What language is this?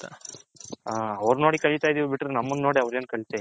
Kannada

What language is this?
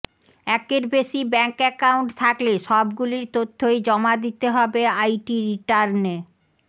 Bangla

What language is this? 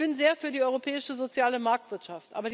German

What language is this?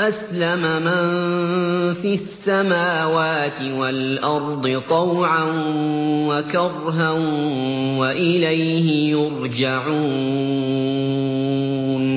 Arabic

